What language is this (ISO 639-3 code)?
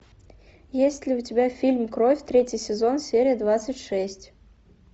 rus